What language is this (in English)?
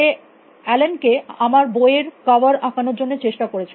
Bangla